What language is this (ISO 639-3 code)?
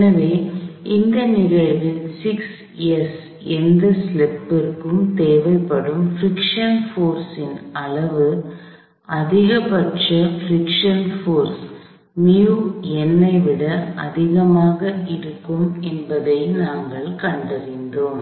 tam